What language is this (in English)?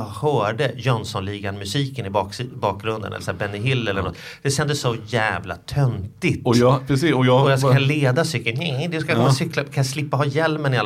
Swedish